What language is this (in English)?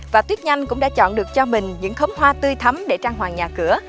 Vietnamese